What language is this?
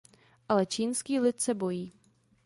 Czech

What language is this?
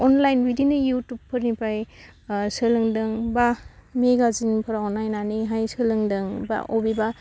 Bodo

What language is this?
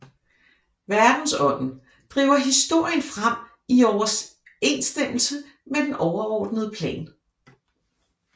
Danish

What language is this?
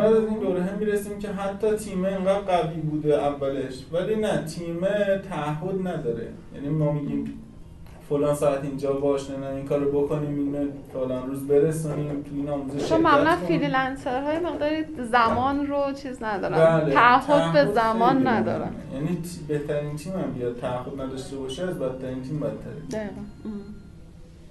Persian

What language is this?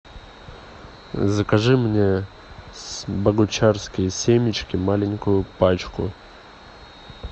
Russian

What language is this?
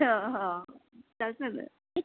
Gujarati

